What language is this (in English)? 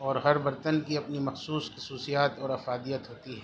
Urdu